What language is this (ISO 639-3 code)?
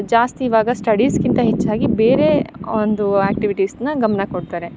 kan